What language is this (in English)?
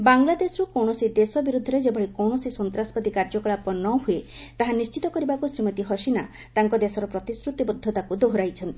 Odia